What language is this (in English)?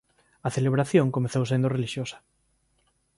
Galician